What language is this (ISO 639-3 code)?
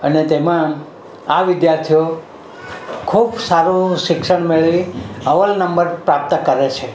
guj